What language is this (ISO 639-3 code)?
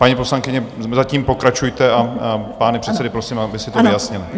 ces